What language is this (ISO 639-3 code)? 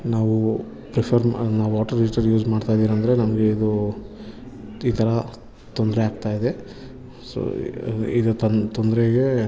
kan